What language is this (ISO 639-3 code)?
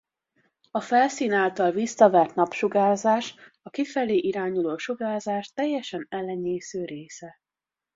hun